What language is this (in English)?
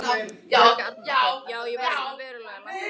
Icelandic